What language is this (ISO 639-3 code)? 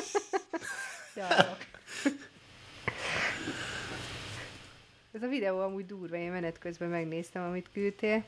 hun